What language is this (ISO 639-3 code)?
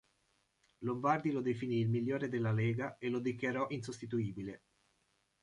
ita